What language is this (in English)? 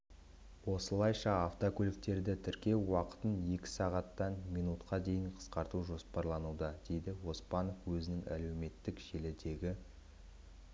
Kazakh